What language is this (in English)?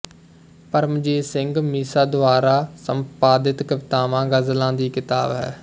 Punjabi